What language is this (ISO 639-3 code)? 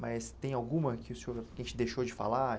por